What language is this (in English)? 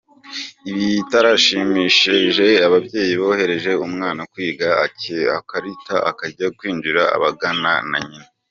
Kinyarwanda